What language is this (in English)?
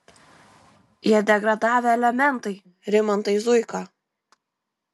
Lithuanian